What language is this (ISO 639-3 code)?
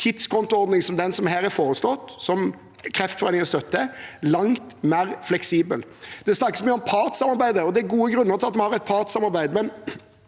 nor